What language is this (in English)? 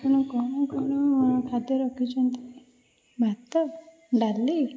Odia